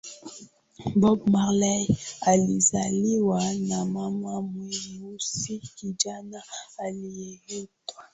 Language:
Swahili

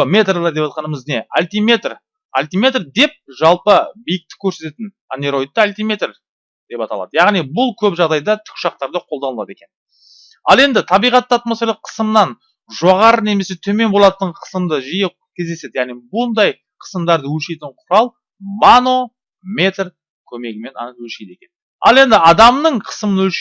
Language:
Turkish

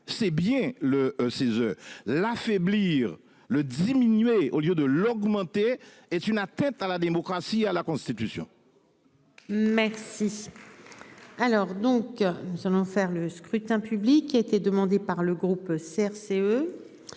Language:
French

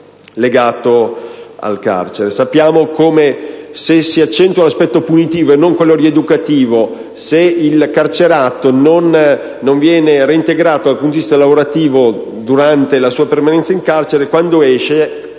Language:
Italian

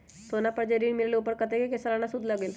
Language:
Magahi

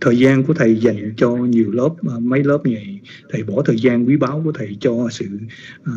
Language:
Vietnamese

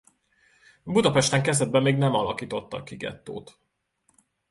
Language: Hungarian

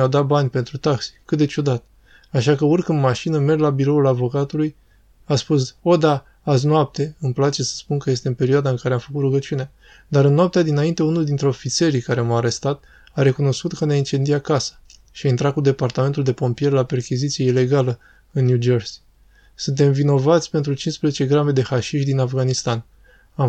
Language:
Romanian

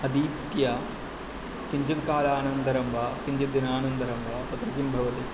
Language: Sanskrit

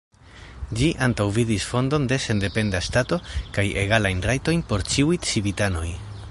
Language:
Esperanto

